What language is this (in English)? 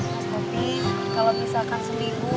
Indonesian